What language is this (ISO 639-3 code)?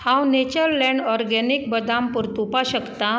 kok